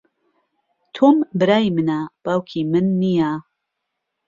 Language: Central Kurdish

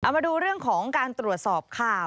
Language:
Thai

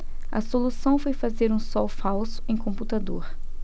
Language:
Portuguese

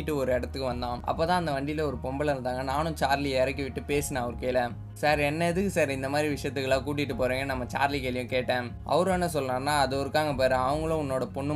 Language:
Tamil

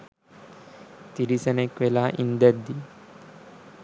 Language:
Sinhala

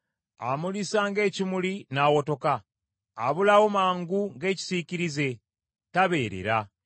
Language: Ganda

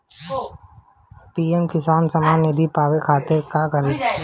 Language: Bhojpuri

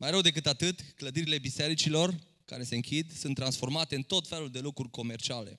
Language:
Romanian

